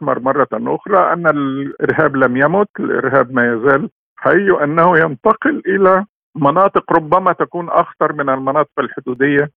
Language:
Arabic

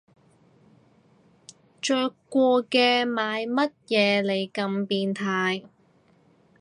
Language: Cantonese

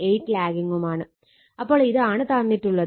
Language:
Malayalam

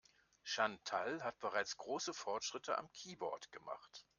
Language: German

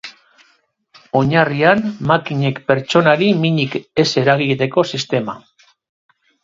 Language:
Basque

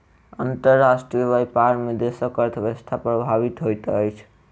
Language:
Maithili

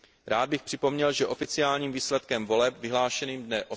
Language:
Czech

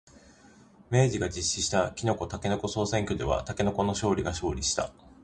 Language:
Japanese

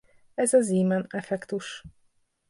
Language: Hungarian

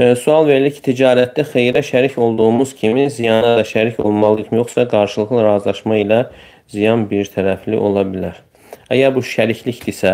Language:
Turkish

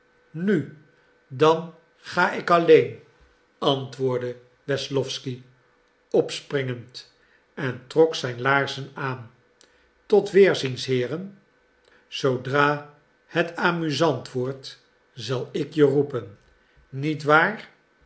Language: Dutch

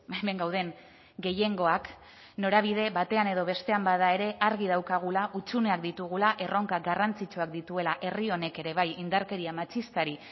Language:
Basque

